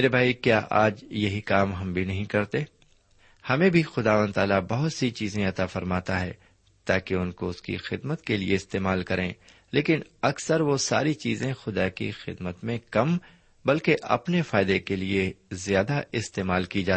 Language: Urdu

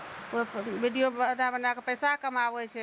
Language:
Maithili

